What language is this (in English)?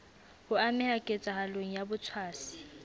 Southern Sotho